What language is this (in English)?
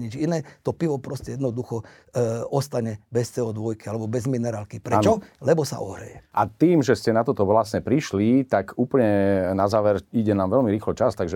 Slovak